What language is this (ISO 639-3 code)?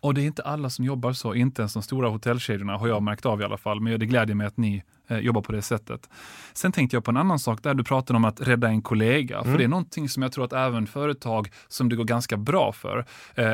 swe